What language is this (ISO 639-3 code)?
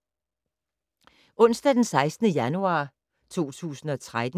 dan